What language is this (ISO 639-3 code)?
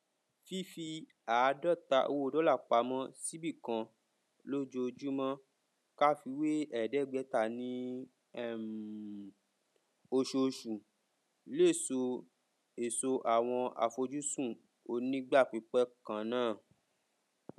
yor